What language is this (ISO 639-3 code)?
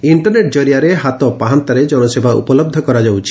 ori